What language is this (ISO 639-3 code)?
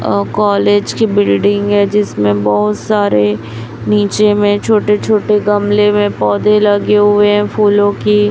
hin